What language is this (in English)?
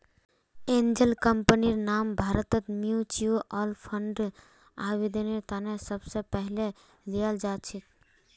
Magahi